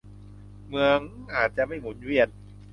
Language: Thai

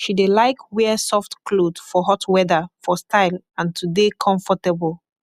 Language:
Nigerian Pidgin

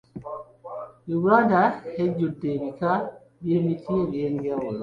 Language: Ganda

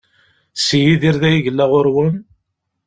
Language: Kabyle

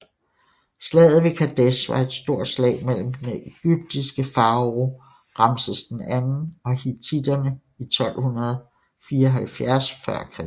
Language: Danish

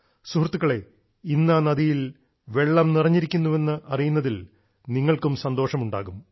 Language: Malayalam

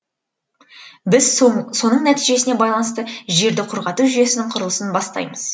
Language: Kazakh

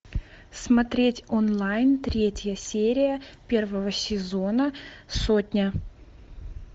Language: Russian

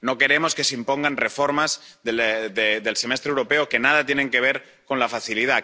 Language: Spanish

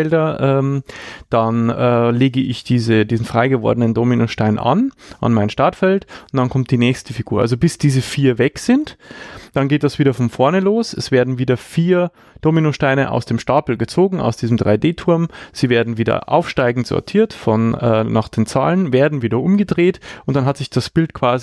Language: German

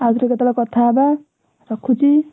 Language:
Odia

